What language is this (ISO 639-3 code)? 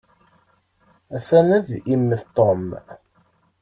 kab